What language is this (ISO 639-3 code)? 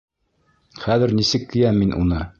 bak